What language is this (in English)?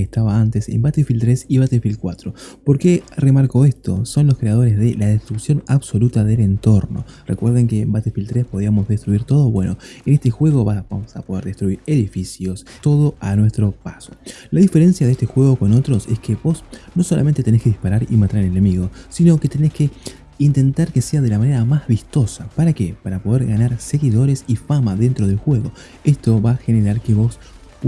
Spanish